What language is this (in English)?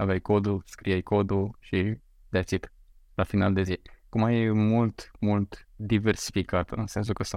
Romanian